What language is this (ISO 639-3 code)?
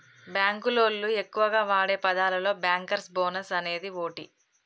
tel